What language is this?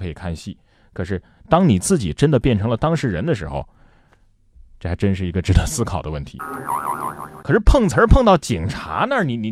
Chinese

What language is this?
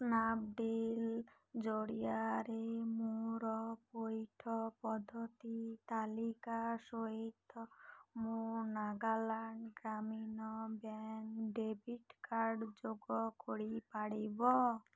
Odia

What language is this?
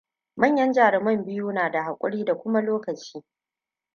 Hausa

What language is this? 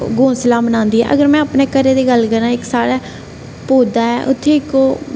Dogri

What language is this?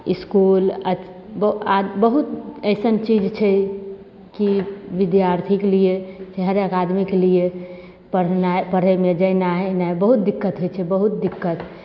Maithili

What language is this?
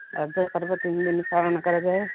Odia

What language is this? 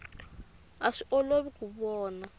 Tsonga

